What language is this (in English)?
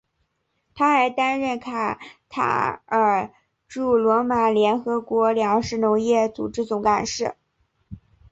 Chinese